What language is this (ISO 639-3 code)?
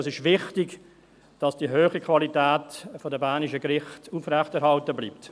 gsw